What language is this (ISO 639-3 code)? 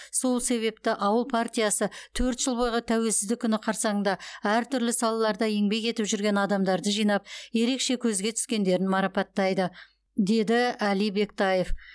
kaz